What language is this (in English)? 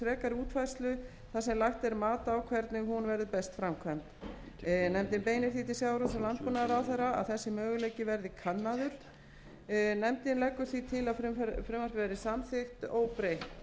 Icelandic